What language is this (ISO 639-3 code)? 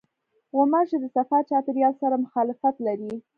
pus